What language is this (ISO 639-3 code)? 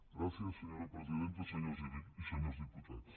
cat